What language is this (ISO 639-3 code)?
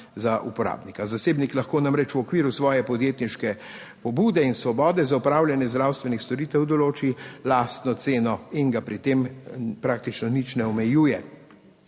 slv